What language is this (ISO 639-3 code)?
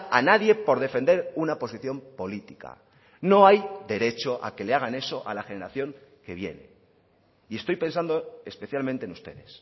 spa